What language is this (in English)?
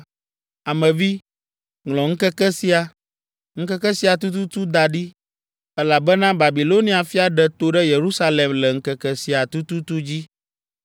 Ewe